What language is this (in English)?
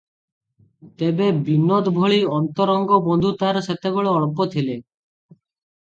Odia